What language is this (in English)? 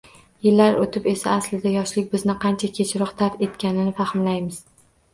Uzbek